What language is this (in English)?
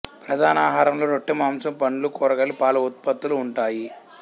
Telugu